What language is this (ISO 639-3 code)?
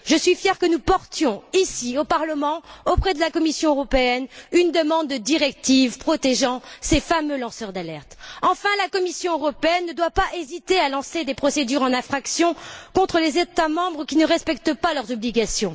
fra